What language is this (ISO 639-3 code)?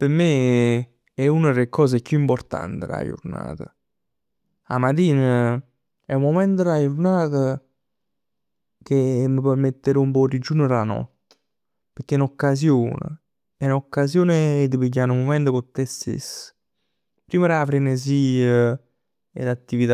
nap